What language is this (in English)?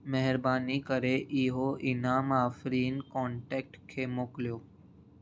Sindhi